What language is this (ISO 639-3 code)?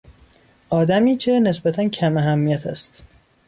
fas